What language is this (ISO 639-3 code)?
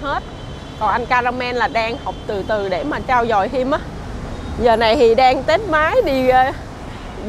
vie